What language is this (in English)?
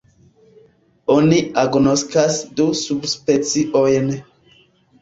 Esperanto